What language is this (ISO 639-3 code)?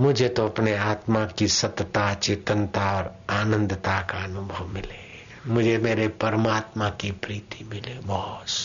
hin